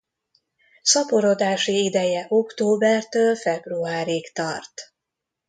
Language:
Hungarian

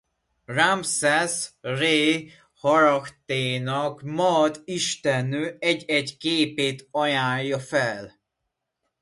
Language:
Hungarian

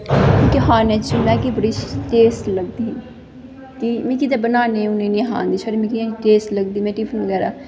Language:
Dogri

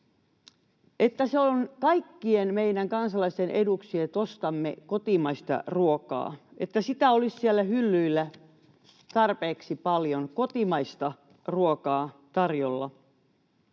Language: Finnish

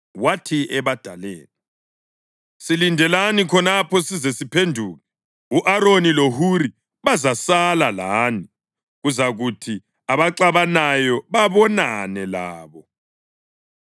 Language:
North Ndebele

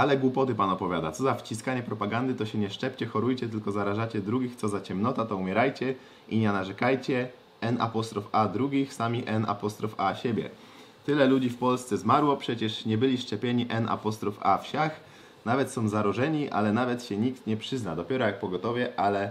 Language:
Polish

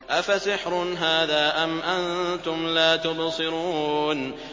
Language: Arabic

